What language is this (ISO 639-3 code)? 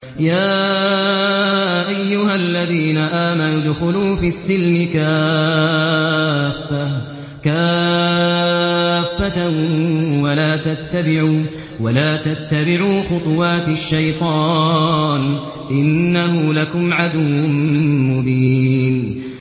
ara